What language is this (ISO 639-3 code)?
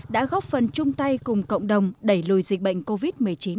vie